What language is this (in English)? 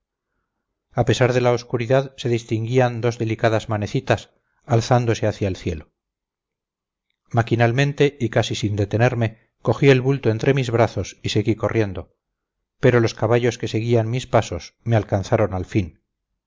Spanish